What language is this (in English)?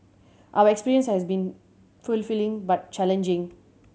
English